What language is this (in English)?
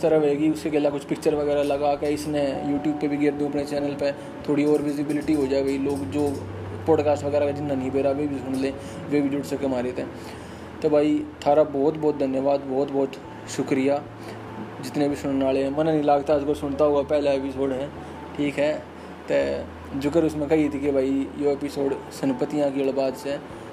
Hindi